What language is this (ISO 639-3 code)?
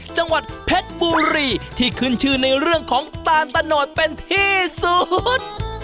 tha